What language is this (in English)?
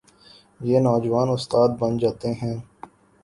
Urdu